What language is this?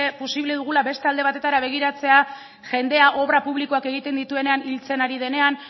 Basque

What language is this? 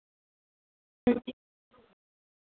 Dogri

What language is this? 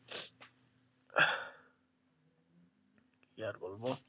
Bangla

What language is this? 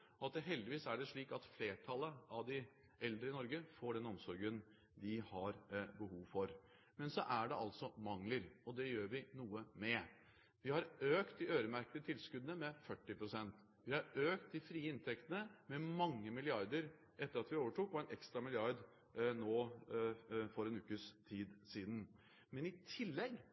Norwegian Bokmål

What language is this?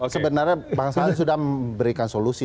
Indonesian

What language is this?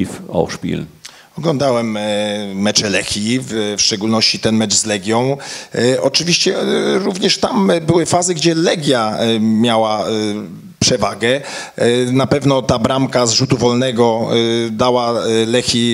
Polish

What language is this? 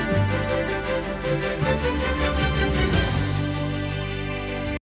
Ukrainian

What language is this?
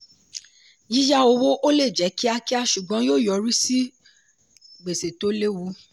Yoruba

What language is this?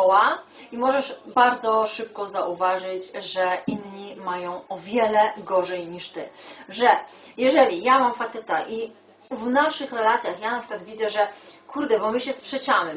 Polish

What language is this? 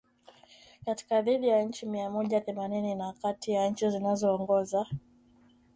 Swahili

